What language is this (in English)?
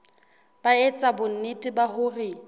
Southern Sotho